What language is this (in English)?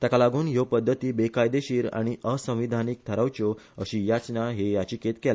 Konkani